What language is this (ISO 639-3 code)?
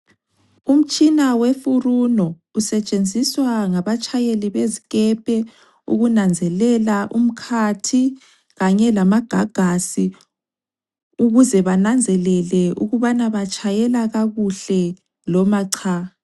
nde